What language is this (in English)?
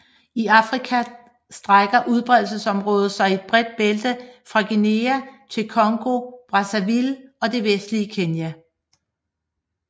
Danish